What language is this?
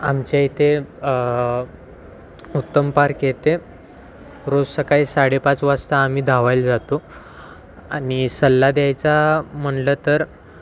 Marathi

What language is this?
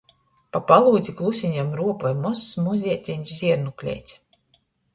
Latgalian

